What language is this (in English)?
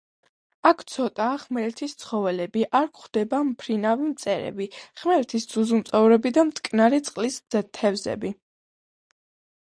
Georgian